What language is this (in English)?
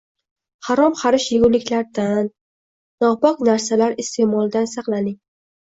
Uzbek